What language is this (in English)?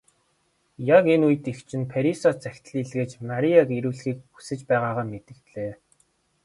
Mongolian